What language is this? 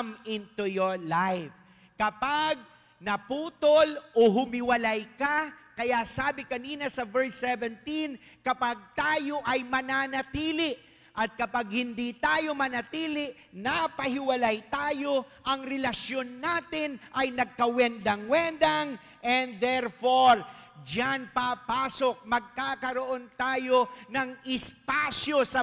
Filipino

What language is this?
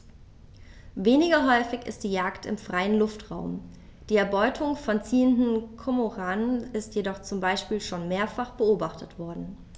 German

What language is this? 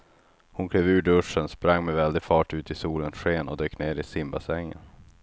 Swedish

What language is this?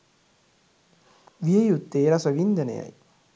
Sinhala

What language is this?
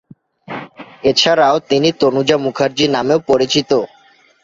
Bangla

